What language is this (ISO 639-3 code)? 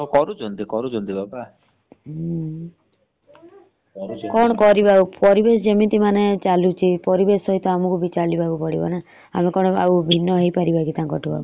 ori